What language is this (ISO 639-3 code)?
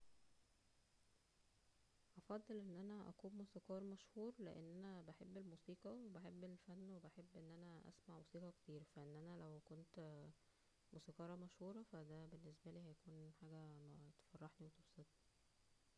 arz